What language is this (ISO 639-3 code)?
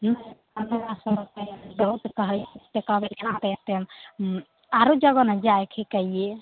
mai